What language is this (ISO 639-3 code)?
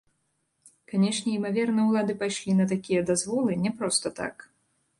bel